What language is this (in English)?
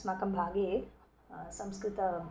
Sanskrit